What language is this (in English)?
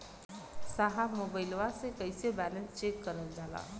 Bhojpuri